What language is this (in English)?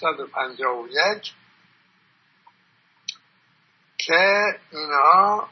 Persian